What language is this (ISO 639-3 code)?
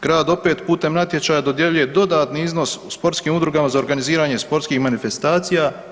hrv